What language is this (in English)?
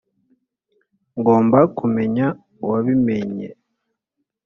Kinyarwanda